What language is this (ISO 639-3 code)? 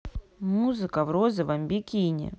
rus